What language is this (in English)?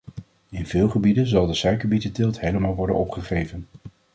Dutch